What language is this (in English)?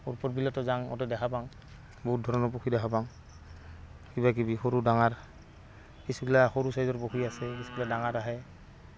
Assamese